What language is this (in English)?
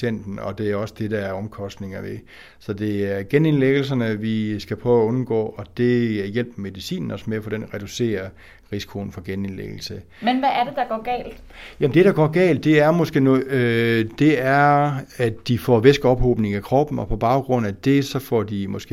Danish